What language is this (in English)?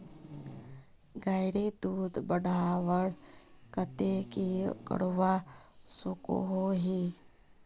Magahi